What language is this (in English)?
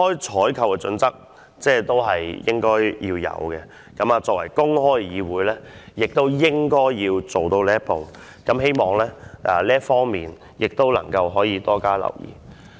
Cantonese